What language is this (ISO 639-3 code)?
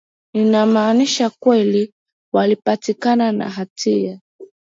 swa